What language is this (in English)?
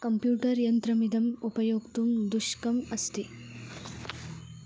Sanskrit